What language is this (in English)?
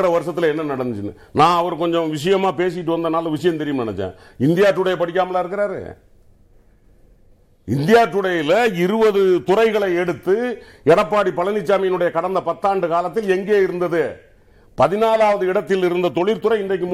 Tamil